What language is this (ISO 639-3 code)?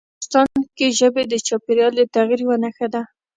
pus